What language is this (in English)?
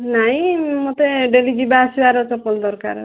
Odia